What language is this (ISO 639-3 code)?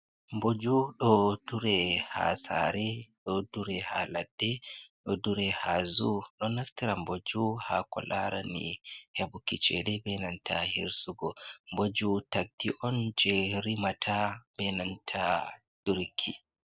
ful